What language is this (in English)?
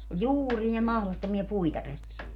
Finnish